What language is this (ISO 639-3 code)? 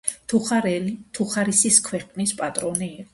kat